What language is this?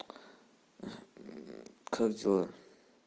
Russian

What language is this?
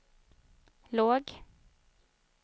Swedish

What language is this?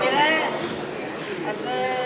Hebrew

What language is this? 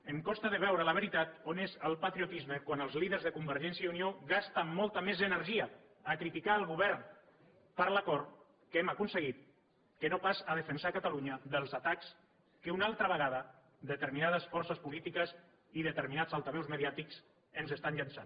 Catalan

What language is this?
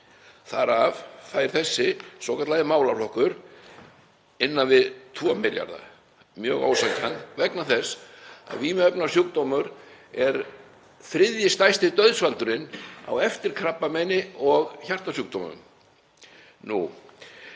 Icelandic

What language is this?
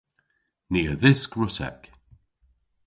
Cornish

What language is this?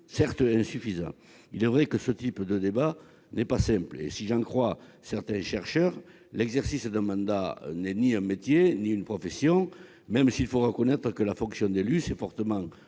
French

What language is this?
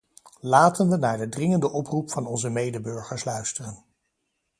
Dutch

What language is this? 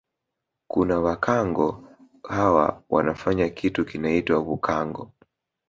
Swahili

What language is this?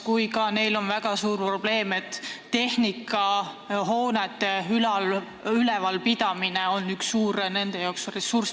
Estonian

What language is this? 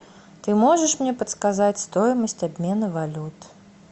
Russian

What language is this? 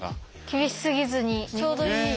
Japanese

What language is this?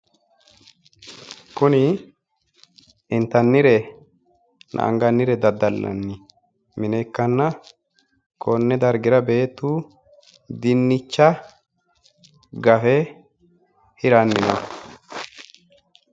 Sidamo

